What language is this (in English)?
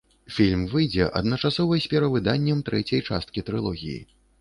Belarusian